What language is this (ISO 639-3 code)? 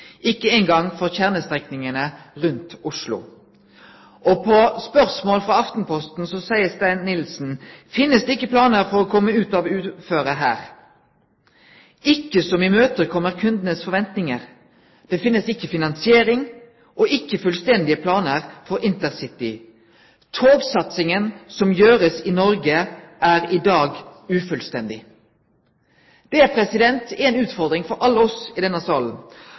nno